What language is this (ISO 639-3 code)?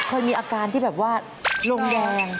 tha